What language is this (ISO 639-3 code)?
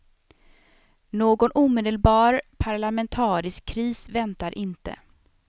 swe